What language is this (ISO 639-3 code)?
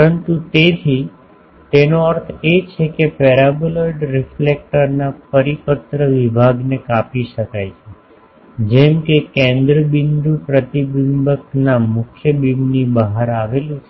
guj